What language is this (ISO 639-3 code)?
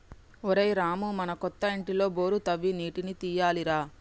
tel